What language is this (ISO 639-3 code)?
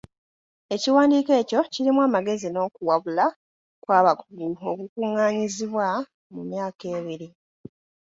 lug